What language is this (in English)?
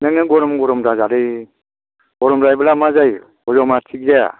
Bodo